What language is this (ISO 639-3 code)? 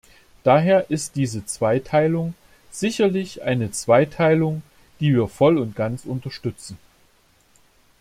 deu